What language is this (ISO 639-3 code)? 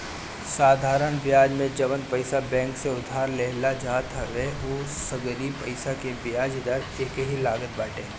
bho